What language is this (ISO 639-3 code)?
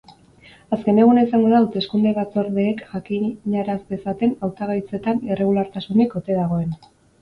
eus